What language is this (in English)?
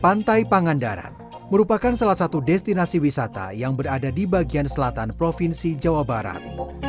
Indonesian